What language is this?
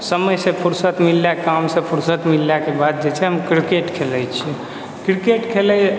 Maithili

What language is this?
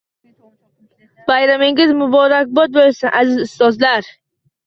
Uzbek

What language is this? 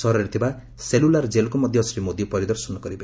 Odia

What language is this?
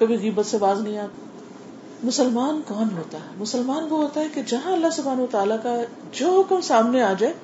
Urdu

